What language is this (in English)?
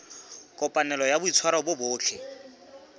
Southern Sotho